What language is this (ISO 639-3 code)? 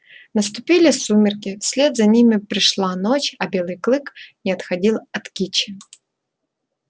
rus